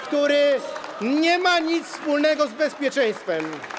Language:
Polish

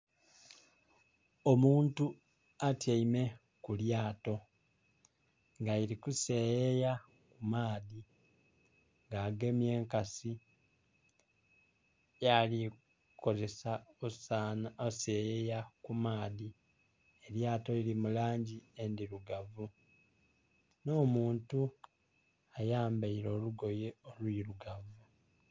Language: Soga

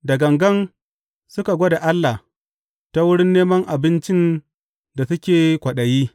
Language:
Hausa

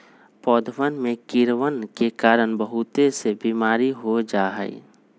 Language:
Magahi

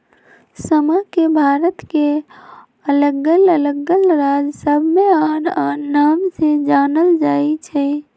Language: Magahi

